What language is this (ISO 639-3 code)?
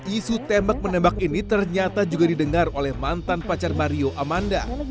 ind